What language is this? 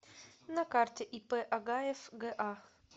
Russian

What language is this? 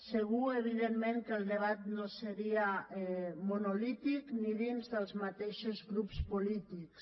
Catalan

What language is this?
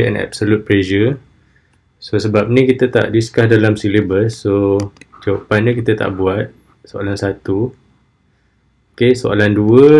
Malay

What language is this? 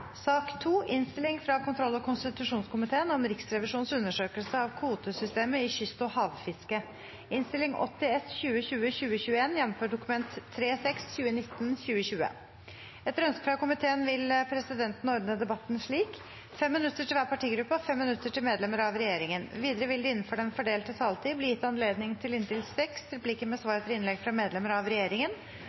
Norwegian Bokmål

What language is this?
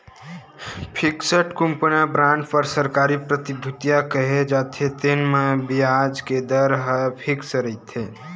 Chhattisgarhi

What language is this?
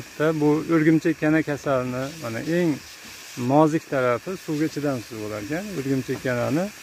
Turkish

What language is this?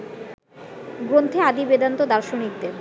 Bangla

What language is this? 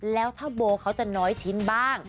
Thai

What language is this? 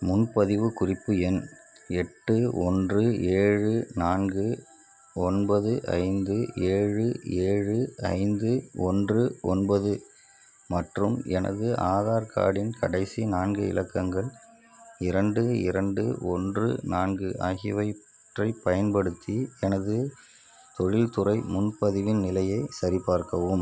Tamil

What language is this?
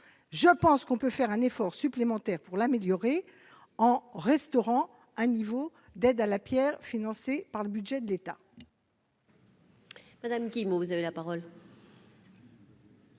French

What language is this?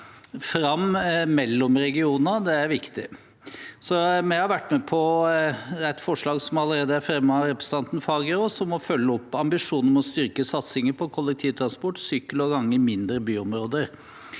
Norwegian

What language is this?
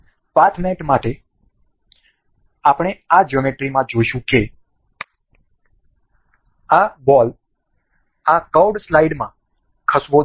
Gujarati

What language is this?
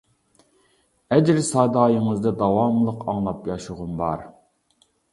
Uyghur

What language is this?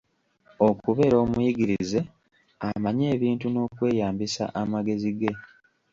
Ganda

